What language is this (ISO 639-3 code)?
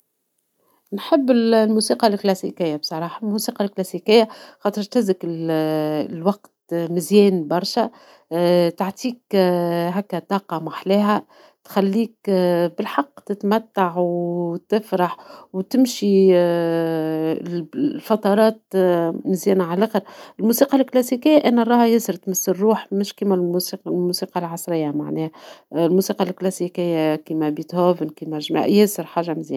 aeb